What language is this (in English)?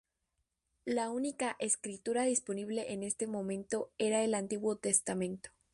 Spanish